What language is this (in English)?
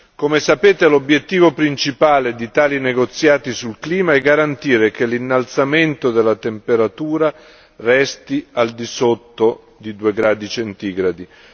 Italian